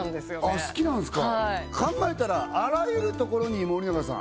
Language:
Japanese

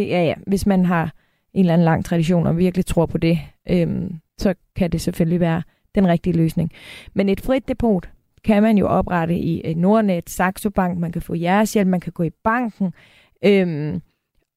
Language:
Danish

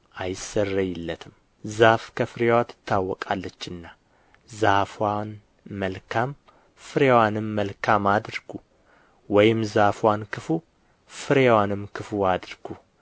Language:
Amharic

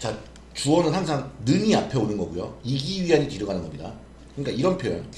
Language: Korean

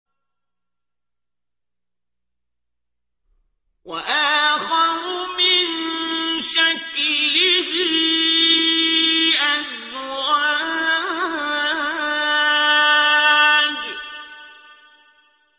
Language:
Arabic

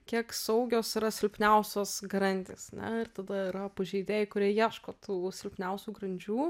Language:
Lithuanian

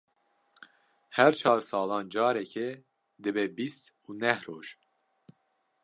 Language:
Kurdish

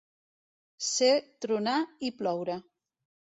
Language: Catalan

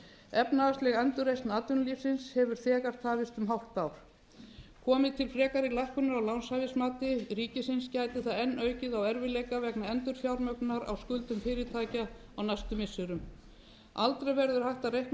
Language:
Icelandic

